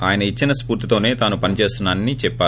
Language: Telugu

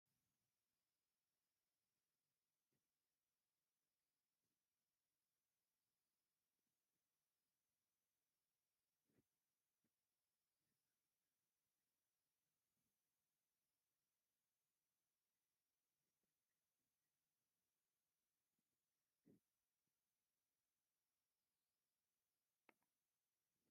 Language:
Tigrinya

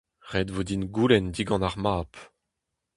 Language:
Breton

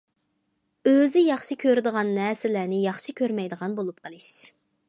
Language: Uyghur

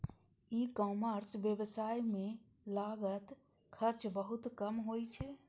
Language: Maithili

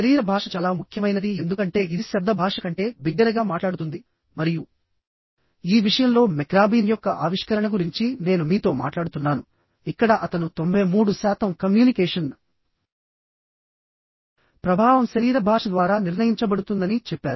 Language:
Telugu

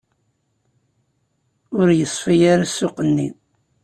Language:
Kabyle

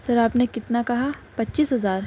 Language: Urdu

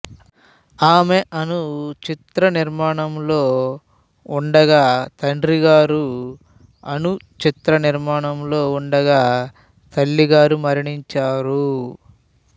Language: Telugu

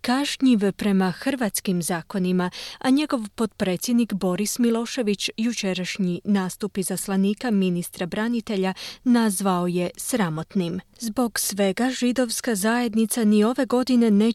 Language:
Croatian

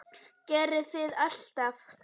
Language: Icelandic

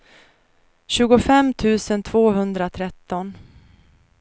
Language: Swedish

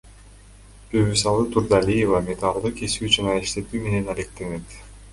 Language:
Kyrgyz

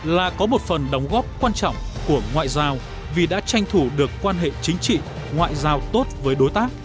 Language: Vietnamese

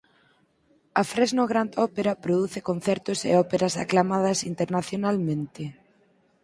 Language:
Galician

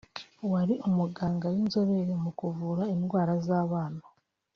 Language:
Kinyarwanda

